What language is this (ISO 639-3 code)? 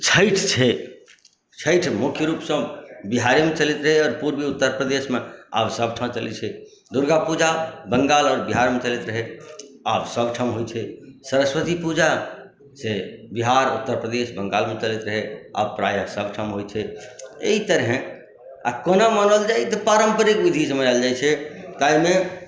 mai